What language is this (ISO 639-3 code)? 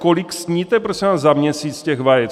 ces